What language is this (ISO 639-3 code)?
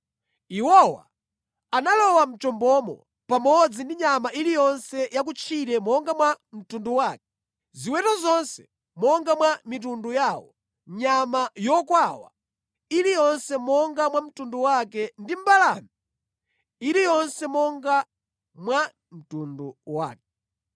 nya